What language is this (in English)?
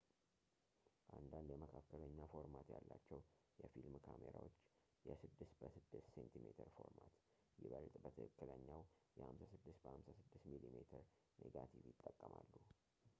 Amharic